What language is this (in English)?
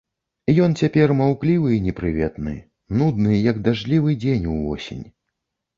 Belarusian